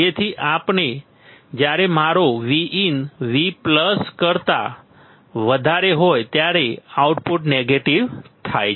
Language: Gujarati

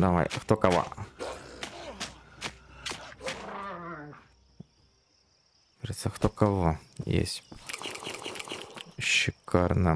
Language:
Russian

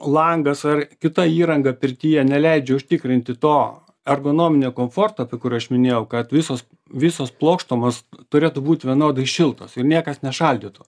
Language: Lithuanian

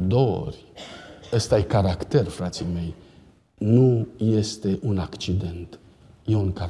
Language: Romanian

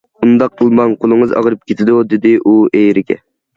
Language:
Uyghur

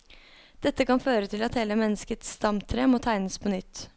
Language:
Norwegian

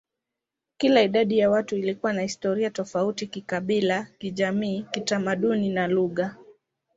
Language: Swahili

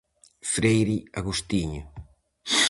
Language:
Galician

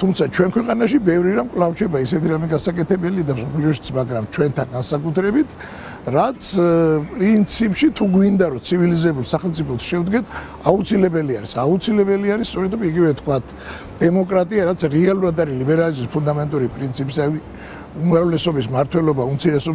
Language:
Georgian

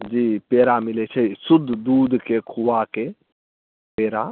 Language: Maithili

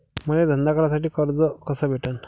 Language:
Marathi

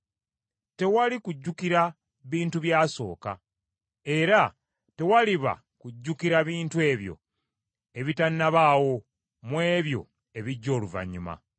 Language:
Ganda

